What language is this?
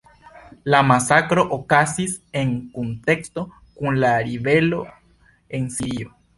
Esperanto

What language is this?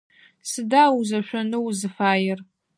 Adyghe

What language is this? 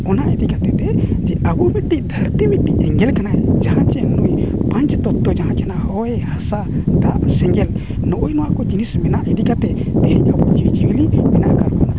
Santali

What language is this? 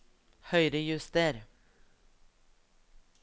Norwegian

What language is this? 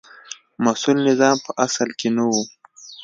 Pashto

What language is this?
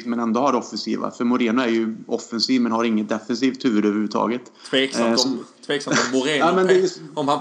Swedish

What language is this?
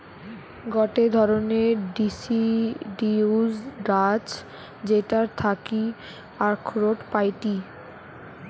Bangla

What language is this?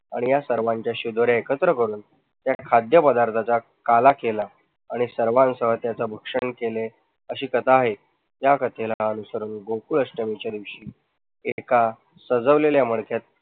Marathi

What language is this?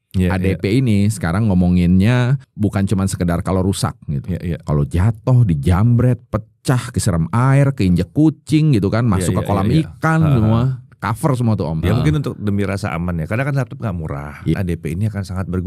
Indonesian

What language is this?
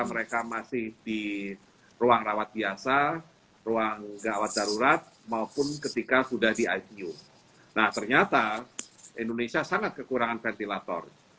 Indonesian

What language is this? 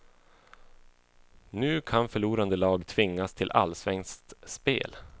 Swedish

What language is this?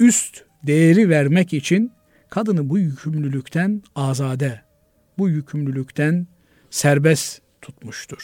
Turkish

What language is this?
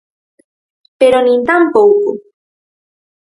Galician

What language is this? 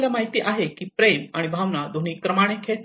Marathi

